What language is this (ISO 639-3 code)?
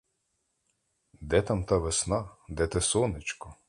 ukr